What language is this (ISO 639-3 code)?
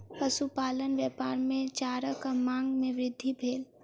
mai